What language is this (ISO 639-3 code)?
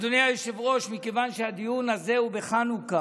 heb